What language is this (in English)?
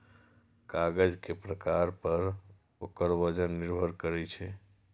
Maithili